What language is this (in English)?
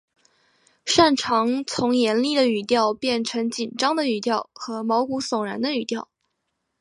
Chinese